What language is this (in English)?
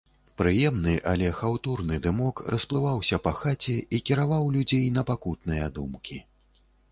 Belarusian